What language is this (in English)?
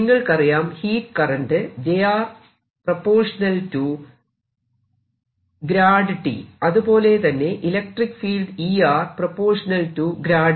Malayalam